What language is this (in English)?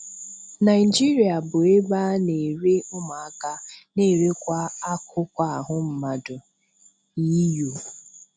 Igbo